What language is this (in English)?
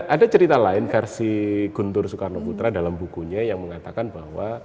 Indonesian